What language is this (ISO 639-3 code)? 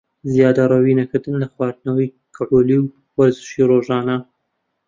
ckb